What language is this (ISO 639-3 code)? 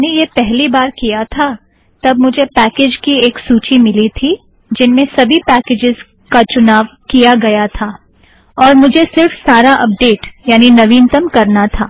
hin